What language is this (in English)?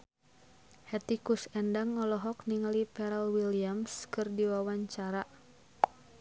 Sundanese